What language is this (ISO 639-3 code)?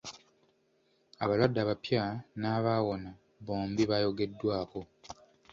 lug